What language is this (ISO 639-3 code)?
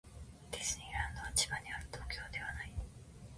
jpn